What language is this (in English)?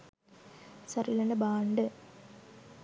Sinhala